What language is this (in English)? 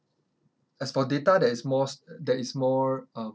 English